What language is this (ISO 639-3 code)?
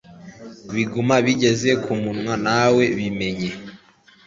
kin